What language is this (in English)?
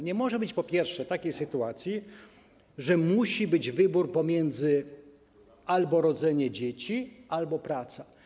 Polish